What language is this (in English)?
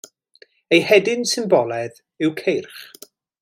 Welsh